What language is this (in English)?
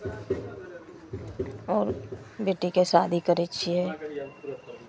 Maithili